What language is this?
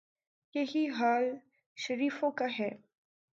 Urdu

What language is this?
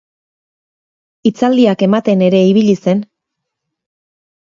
Basque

